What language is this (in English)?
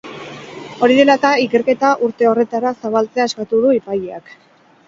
Basque